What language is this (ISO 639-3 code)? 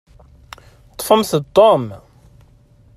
kab